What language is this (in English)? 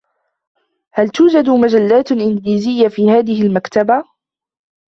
Arabic